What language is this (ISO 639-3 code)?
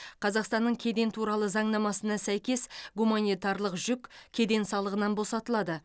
kaz